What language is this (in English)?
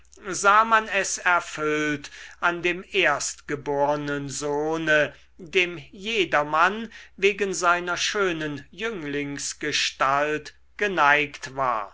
German